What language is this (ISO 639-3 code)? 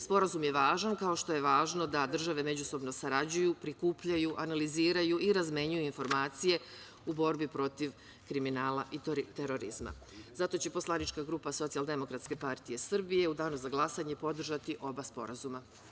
srp